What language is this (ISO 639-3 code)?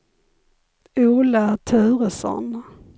swe